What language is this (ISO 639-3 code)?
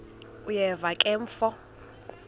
xho